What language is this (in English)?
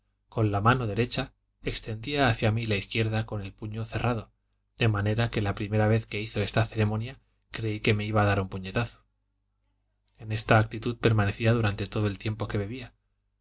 Spanish